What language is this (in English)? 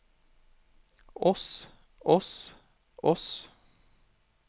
Norwegian